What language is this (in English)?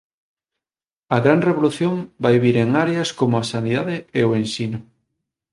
Galician